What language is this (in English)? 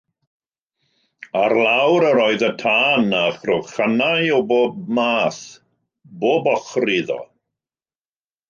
Welsh